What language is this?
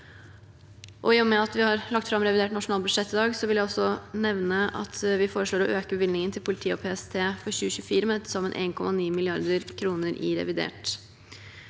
Norwegian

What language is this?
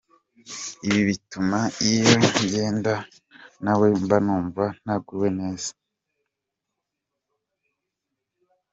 Kinyarwanda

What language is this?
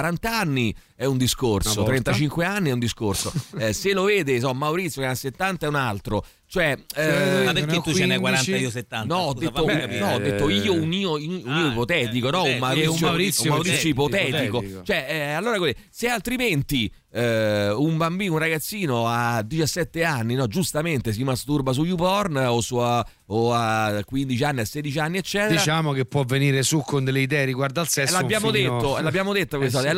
Italian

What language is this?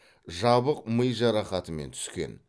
Kazakh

